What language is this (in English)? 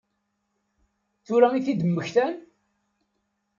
Kabyle